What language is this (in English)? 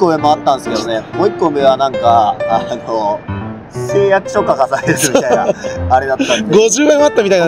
Japanese